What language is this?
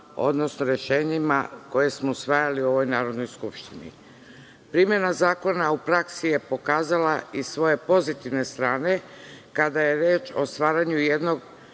Serbian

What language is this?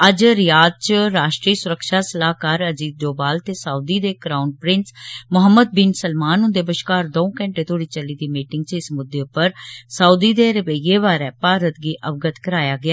Dogri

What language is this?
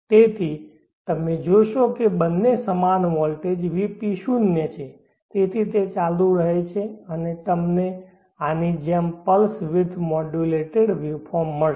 Gujarati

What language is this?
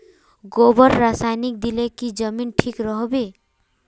Magahi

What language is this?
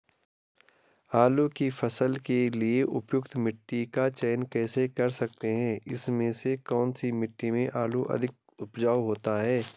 Hindi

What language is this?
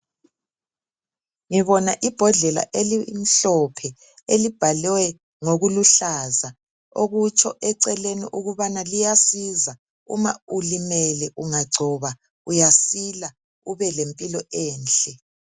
North Ndebele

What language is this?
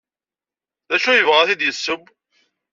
Kabyle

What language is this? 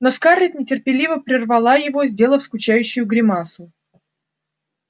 Russian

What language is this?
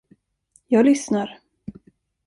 Swedish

